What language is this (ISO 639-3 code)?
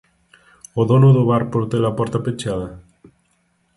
glg